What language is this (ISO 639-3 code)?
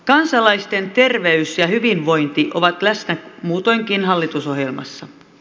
fin